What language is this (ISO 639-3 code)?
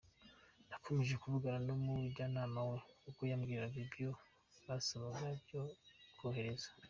kin